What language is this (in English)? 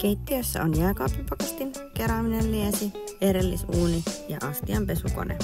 Finnish